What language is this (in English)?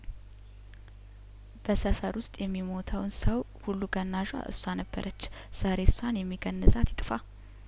Amharic